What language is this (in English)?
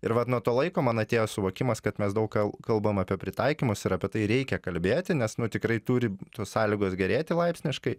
Lithuanian